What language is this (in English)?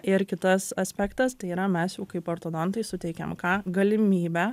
Lithuanian